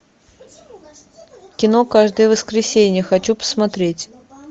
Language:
Russian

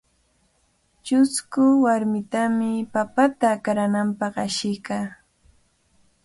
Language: Cajatambo North Lima Quechua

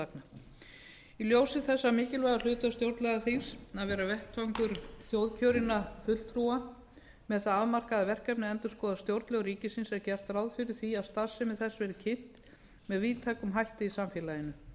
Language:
Icelandic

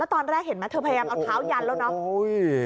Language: Thai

